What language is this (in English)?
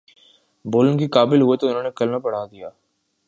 Urdu